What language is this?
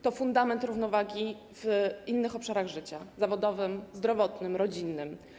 Polish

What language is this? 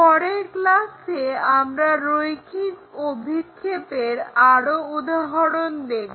Bangla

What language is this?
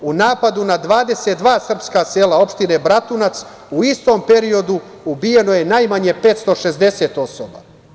Serbian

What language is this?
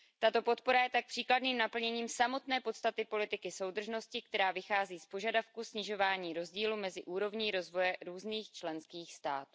Czech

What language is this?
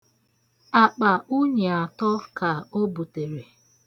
Igbo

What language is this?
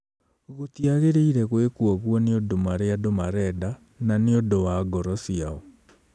Kikuyu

